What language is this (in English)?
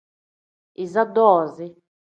Tem